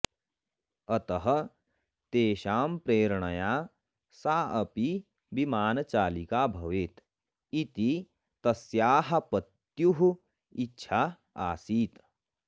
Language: Sanskrit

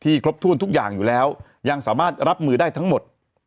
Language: Thai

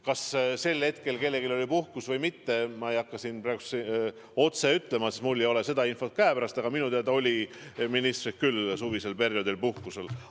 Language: Estonian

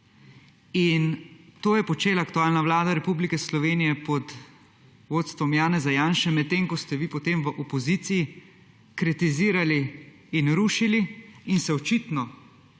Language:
Slovenian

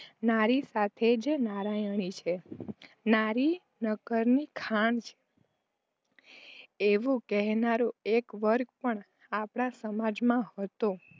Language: Gujarati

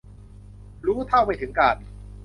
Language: Thai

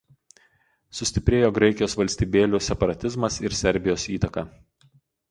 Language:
Lithuanian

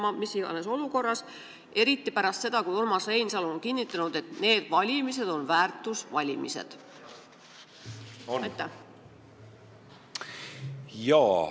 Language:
Estonian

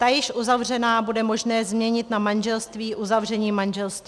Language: Czech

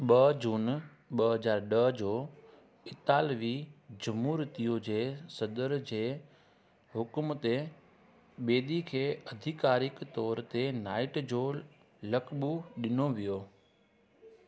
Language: Sindhi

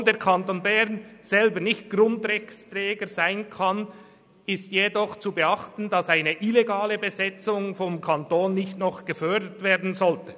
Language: Swiss German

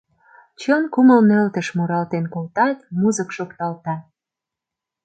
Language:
Mari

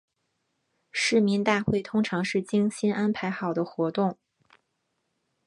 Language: Chinese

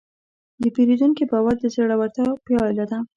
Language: Pashto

